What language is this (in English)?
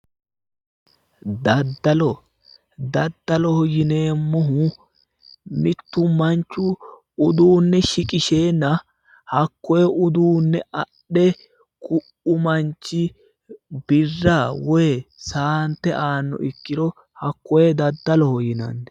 Sidamo